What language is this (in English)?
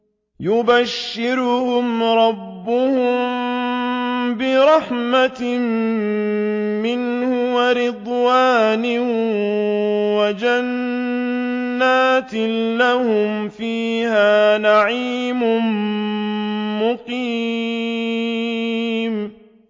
Arabic